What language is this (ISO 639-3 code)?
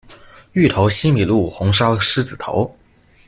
zho